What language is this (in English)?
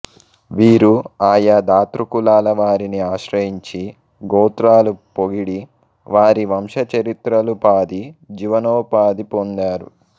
Telugu